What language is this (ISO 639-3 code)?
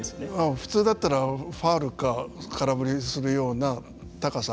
jpn